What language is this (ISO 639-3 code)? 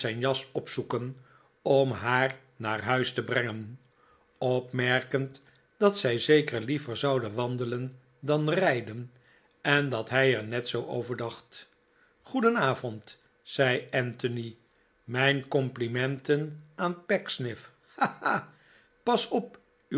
nld